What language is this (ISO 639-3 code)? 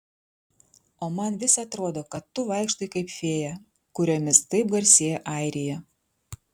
lit